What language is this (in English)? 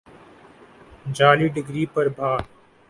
Urdu